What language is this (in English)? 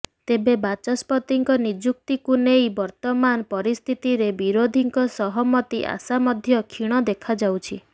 Odia